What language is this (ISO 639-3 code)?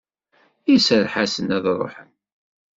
kab